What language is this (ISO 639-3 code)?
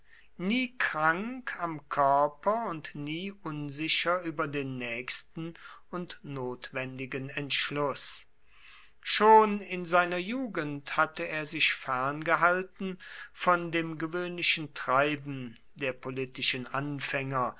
deu